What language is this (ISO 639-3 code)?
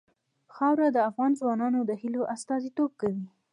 pus